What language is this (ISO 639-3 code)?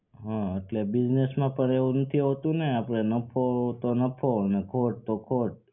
guj